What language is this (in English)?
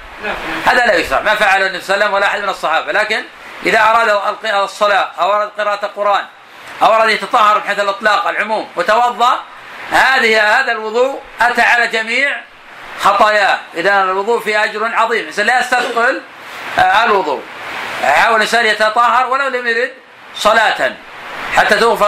Arabic